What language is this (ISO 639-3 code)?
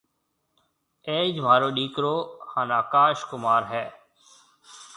mve